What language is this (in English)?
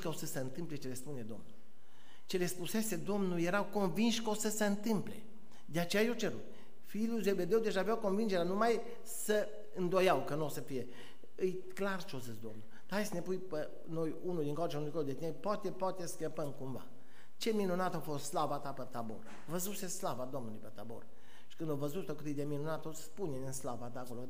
Romanian